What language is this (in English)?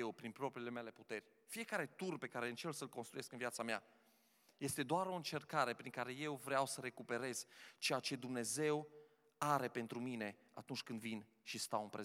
Romanian